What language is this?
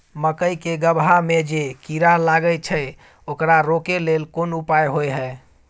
Maithili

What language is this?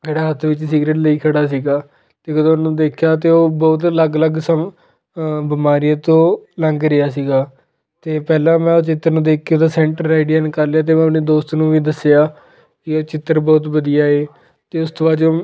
Punjabi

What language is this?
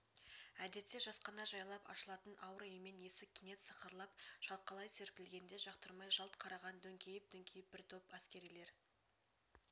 Kazakh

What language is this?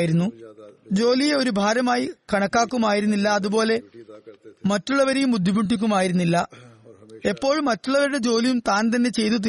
Malayalam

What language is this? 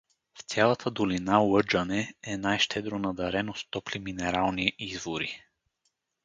Bulgarian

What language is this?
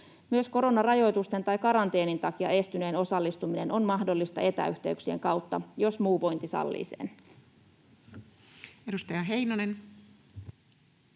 Finnish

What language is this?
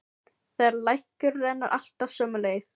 Icelandic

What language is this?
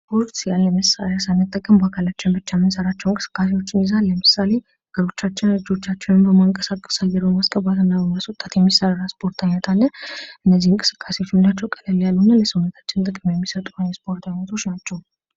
Amharic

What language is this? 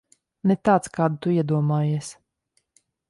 Latvian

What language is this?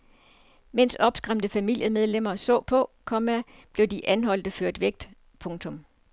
Danish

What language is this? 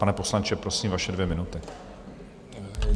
Czech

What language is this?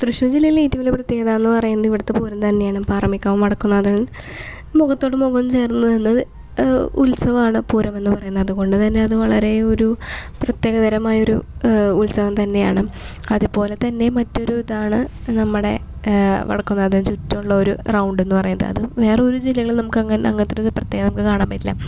Malayalam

